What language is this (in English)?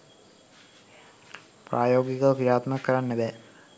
Sinhala